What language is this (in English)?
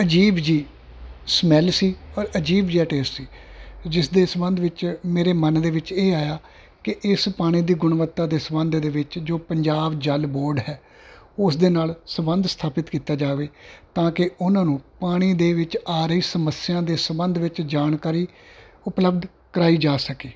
Punjabi